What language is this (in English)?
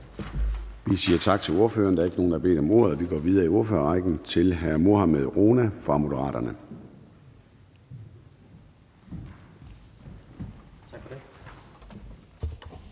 Danish